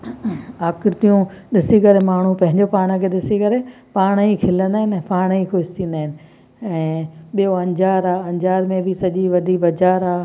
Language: Sindhi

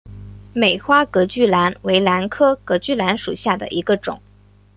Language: Chinese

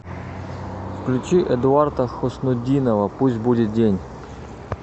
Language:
Russian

